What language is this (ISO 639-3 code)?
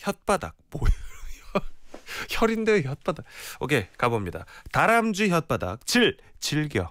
kor